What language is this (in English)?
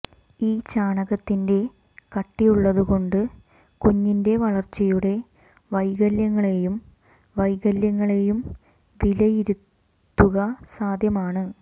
Malayalam